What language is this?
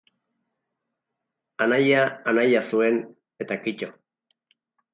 Basque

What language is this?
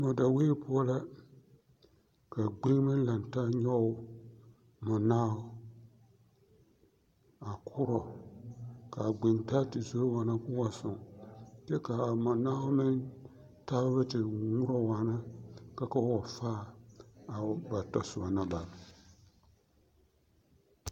Southern Dagaare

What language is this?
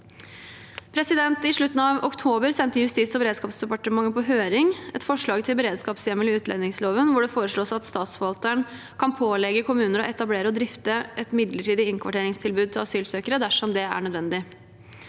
Norwegian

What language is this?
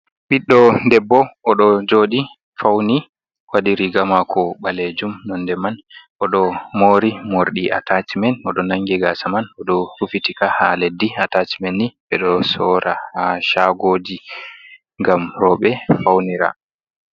Fula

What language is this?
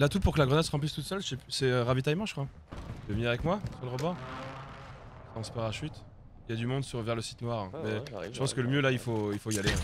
French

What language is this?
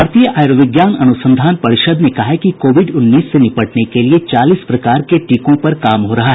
Hindi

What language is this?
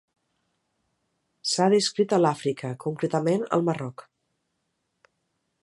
Catalan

